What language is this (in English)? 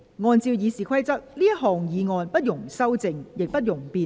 Cantonese